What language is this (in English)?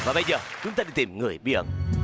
Vietnamese